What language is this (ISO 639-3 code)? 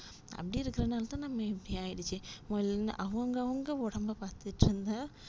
tam